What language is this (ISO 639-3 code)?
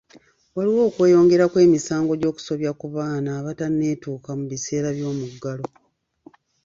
lug